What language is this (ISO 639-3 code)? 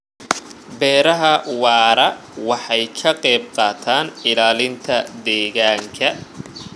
som